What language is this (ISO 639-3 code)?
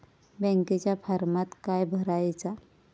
mar